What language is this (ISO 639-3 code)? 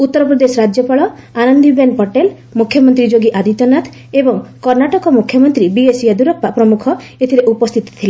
ori